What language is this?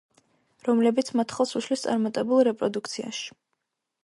Georgian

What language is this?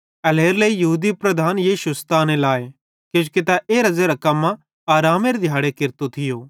Bhadrawahi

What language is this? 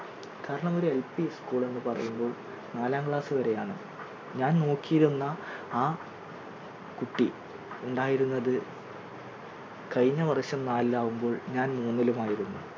Malayalam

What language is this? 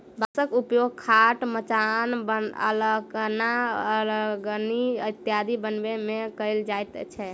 Maithili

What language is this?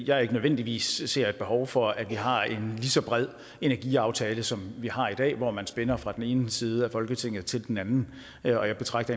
Danish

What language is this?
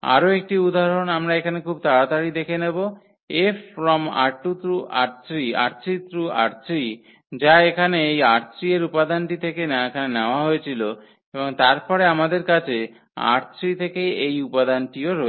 Bangla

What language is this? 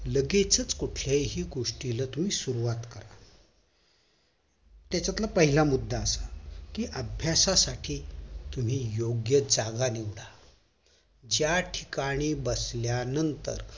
Marathi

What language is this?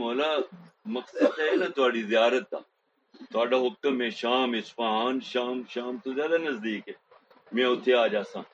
Urdu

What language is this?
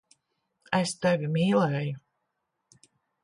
Latvian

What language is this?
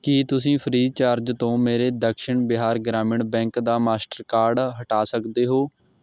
Punjabi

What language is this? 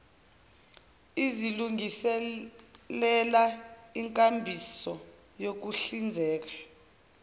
Zulu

